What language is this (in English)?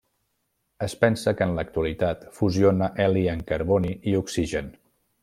Catalan